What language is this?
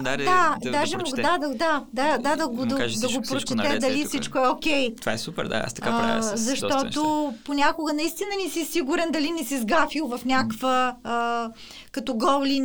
Bulgarian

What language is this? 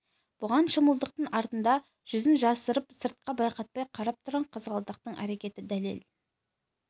Kazakh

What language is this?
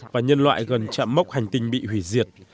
Vietnamese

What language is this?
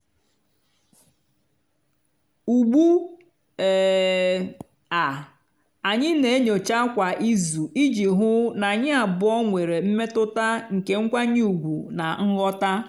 Igbo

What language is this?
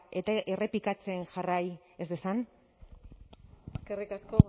Basque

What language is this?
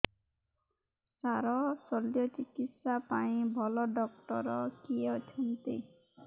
Odia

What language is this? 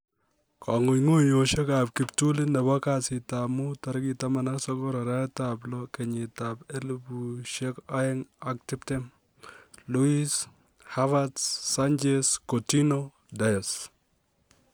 Kalenjin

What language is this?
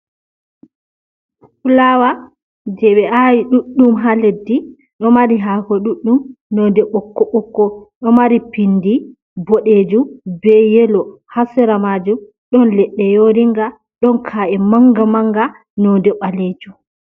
Fula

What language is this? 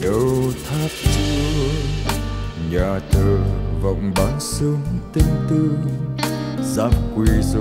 Vietnamese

